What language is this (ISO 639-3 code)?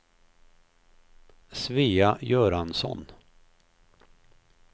swe